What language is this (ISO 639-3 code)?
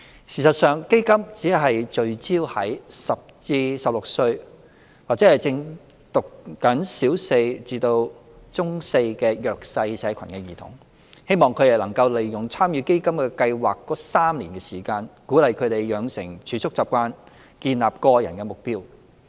yue